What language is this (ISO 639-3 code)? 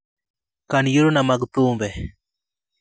luo